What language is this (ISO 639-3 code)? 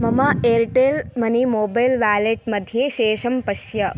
san